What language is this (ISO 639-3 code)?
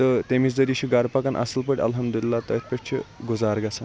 kas